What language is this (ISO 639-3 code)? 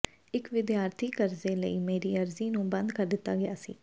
pan